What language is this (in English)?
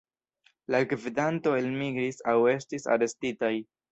Esperanto